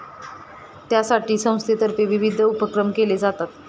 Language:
Marathi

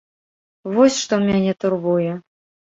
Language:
Belarusian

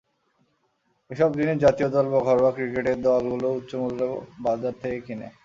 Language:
Bangla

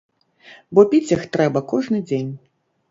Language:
Belarusian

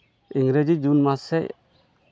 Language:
Santali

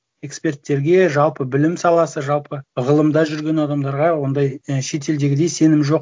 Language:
Kazakh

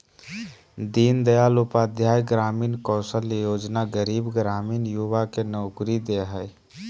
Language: Magahi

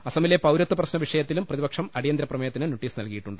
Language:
Malayalam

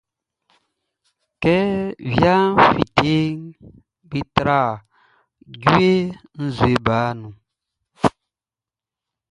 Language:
Baoulé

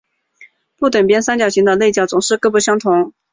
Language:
Chinese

